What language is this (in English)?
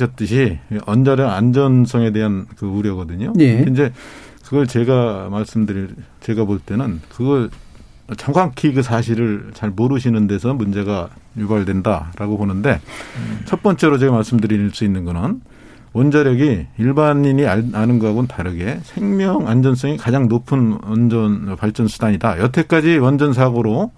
Korean